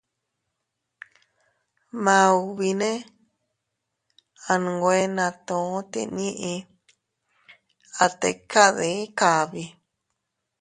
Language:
Teutila Cuicatec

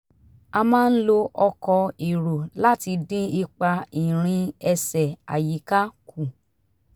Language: Yoruba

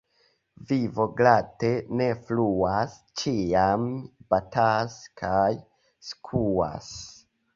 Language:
Esperanto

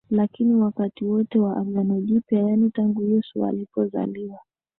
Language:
Swahili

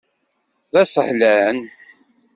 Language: Kabyle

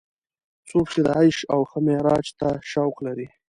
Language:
Pashto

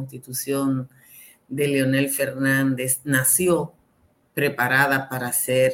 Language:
Spanish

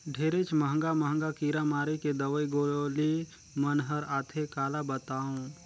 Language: Chhattisgarhi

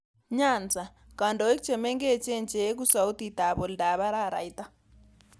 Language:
Kalenjin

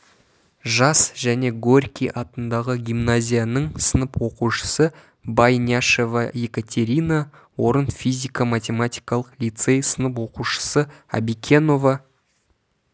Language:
Kazakh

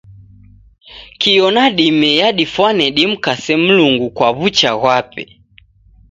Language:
Taita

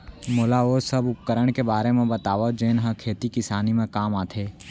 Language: Chhattisgarhi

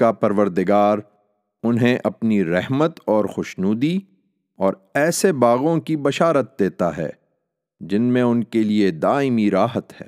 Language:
Urdu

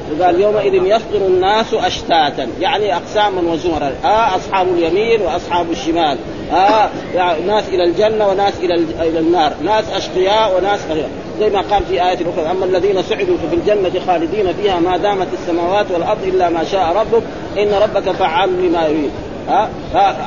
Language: Arabic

